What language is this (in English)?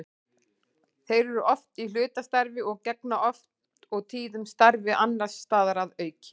Icelandic